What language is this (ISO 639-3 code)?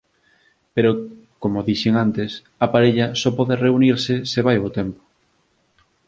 glg